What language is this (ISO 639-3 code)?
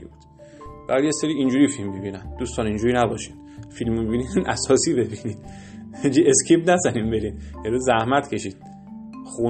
fas